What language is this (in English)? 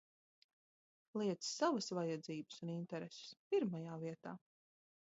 Latvian